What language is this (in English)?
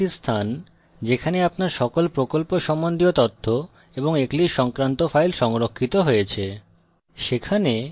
Bangla